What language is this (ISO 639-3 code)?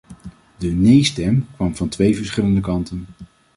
nld